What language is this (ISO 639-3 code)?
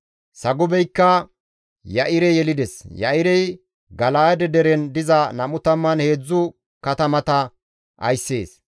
gmv